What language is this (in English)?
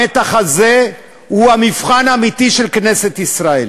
Hebrew